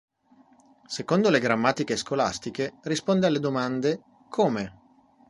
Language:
Italian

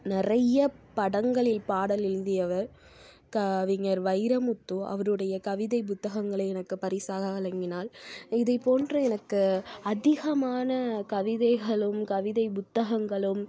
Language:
Tamil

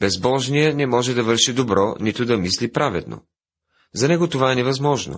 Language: Bulgarian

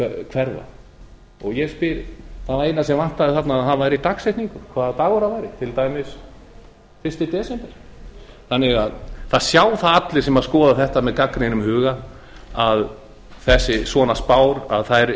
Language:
Icelandic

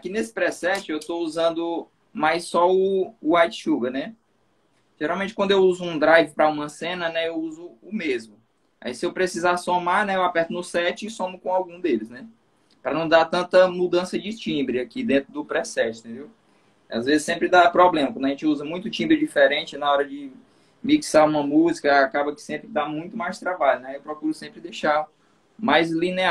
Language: Portuguese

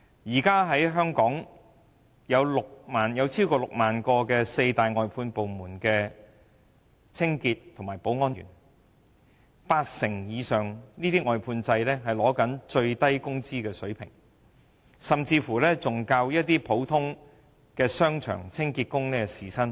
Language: Cantonese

